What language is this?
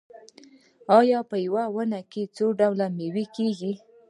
Pashto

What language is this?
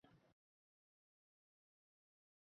Uzbek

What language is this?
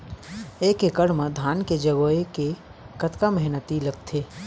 Chhattisgarhi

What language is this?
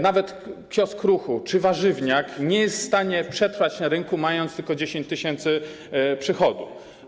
Polish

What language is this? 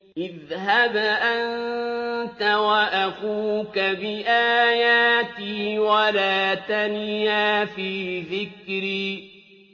Arabic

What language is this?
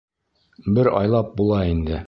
Bashkir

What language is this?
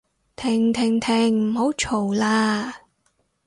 Cantonese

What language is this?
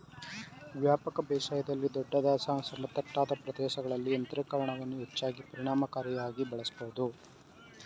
Kannada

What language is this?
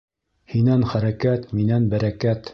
Bashkir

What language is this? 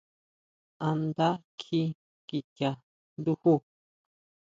Huautla Mazatec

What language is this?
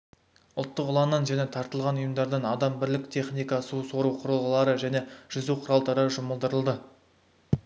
Kazakh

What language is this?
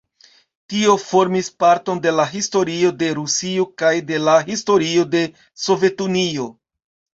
Esperanto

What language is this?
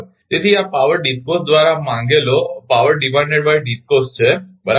Gujarati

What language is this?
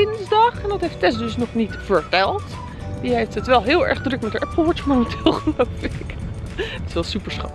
Dutch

